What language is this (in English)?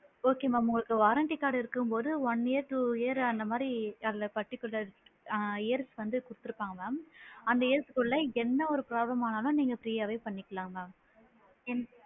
Tamil